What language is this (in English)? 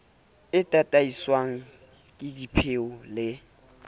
Southern Sotho